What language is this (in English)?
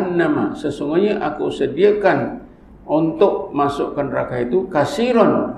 Malay